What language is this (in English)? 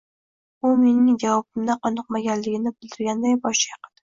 Uzbek